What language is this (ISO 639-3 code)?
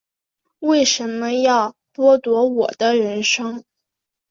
zho